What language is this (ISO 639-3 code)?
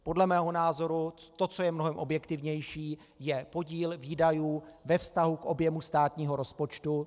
ces